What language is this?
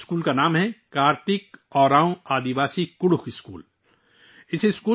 Urdu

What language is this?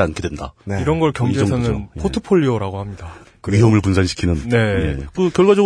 Korean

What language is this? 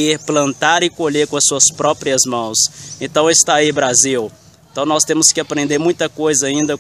Portuguese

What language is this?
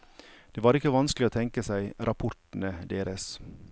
Norwegian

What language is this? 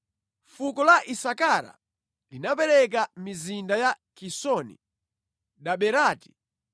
Nyanja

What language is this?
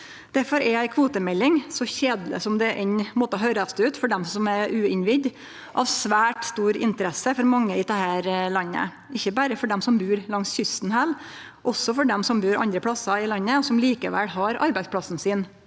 Norwegian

